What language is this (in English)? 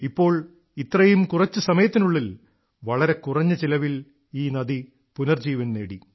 Malayalam